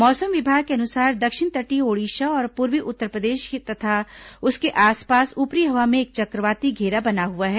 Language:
Hindi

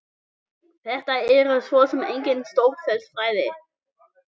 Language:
Icelandic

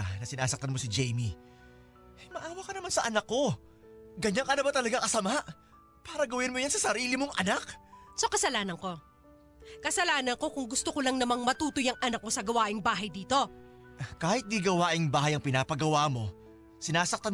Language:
Filipino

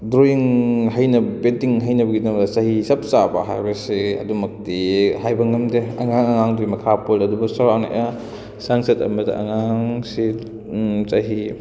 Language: Manipuri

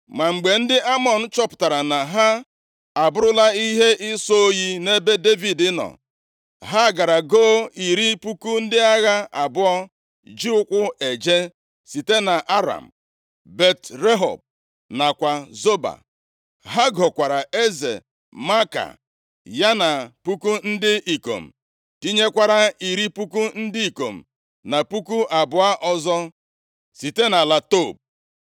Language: Igbo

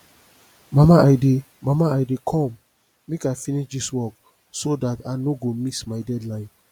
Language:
Nigerian Pidgin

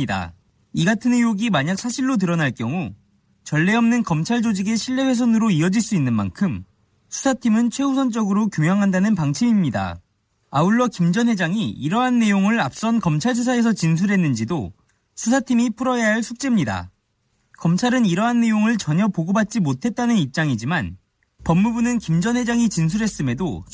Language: Korean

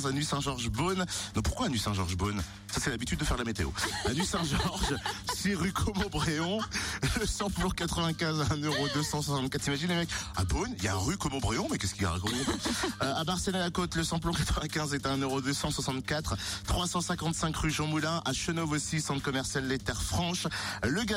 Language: French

